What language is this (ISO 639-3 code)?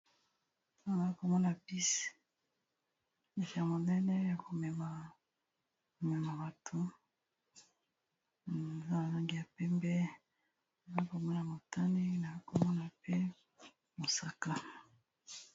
lin